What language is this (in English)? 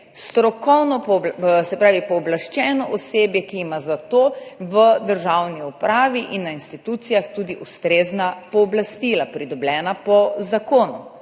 Slovenian